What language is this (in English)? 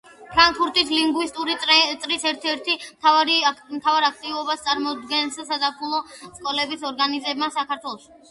Georgian